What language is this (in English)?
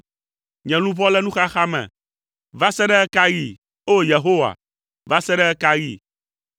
Ewe